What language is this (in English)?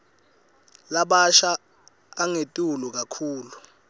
Swati